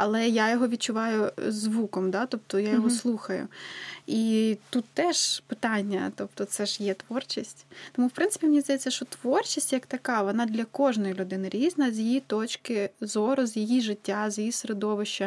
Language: Ukrainian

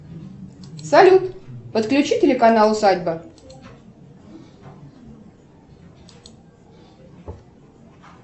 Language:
Russian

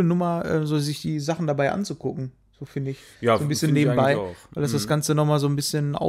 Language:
German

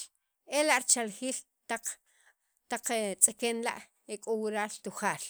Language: Sacapulteco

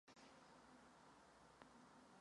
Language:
Czech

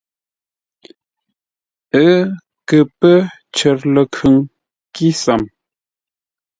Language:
Ngombale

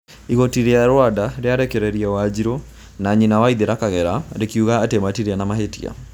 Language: Kikuyu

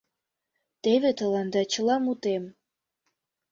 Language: Mari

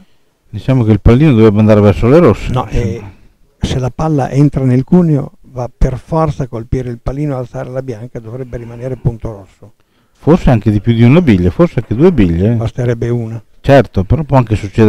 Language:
Italian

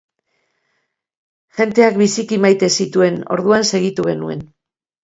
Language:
Basque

